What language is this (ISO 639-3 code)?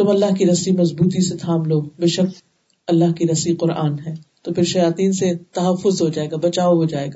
urd